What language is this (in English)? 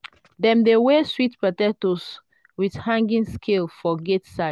Nigerian Pidgin